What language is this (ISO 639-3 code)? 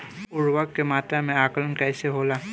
bho